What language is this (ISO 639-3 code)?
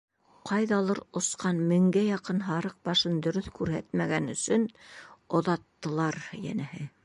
bak